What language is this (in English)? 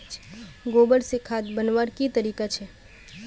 Magahi